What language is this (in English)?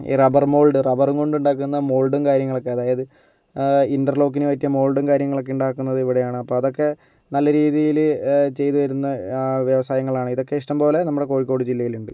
Malayalam